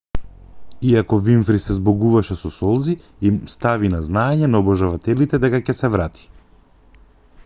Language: Macedonian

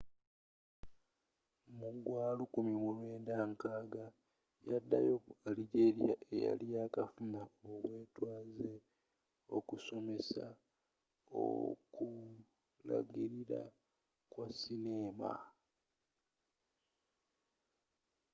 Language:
Ganda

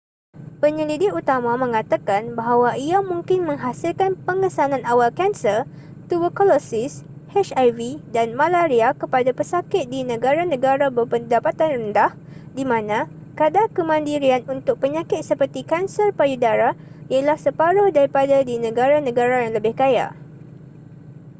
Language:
Malay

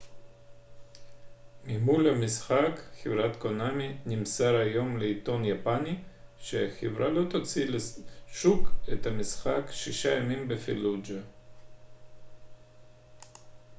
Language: Hebrew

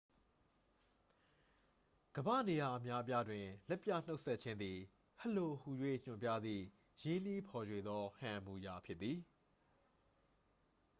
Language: Burmese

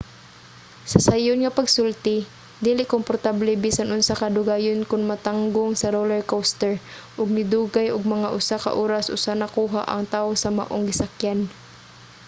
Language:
Cebuano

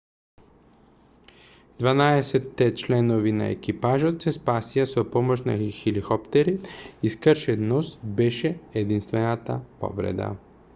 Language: Macedonian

